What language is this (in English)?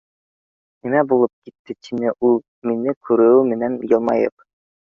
Bashkir